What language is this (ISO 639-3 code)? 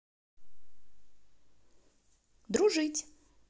rus